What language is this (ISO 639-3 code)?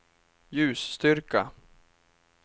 swe